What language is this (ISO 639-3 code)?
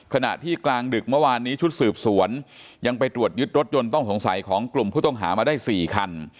tha